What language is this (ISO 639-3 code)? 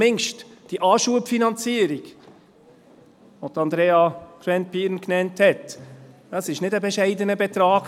gsw